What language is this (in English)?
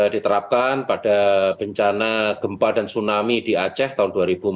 Indonesian